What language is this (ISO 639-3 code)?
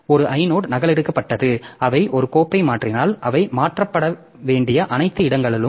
tam